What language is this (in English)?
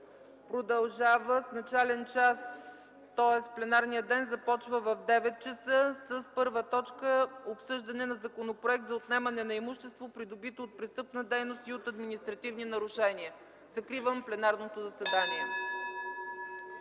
Bulgarian